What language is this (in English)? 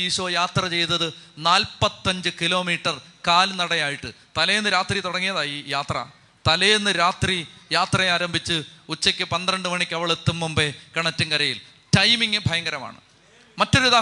Malayalam